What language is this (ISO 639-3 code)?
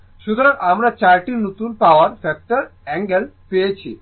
ben